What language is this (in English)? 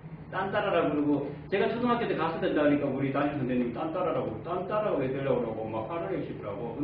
Korean